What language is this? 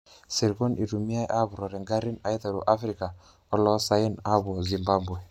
Masai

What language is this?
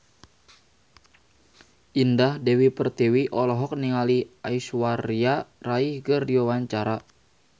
Sundanese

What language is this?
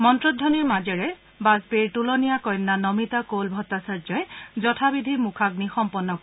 Assamese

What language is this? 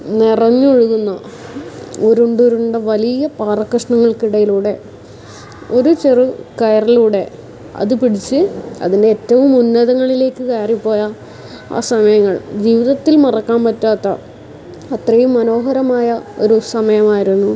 Malayalam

